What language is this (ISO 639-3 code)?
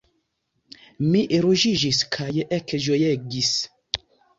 epo